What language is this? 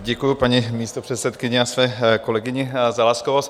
Czech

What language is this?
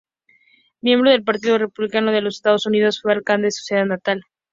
Spanish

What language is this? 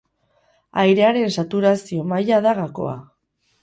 Basque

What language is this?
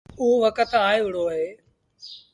Sindhi Bhil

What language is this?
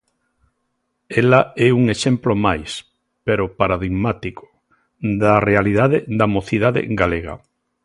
Galician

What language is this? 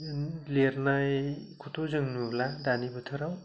Bodo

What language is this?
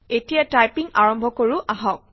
Assamese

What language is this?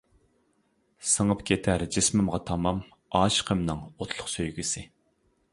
Uyghur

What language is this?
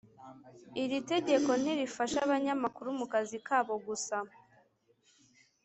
Kinyarwanda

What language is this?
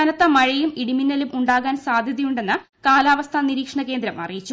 Malayalam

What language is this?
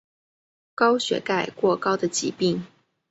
Chinese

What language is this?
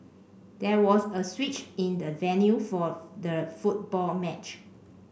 English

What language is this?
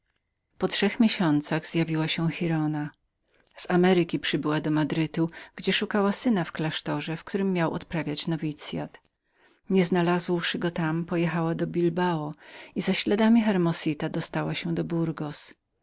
Polish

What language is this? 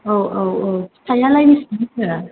Bodo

